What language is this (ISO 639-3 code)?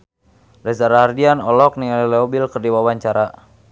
sun